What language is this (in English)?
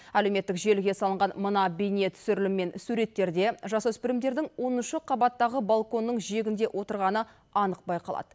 Kazakh